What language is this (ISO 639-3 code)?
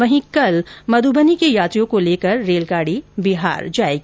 hin